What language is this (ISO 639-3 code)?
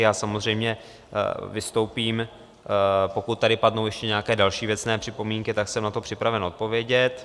ces